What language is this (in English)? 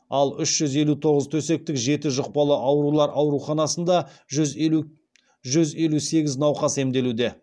Kazakh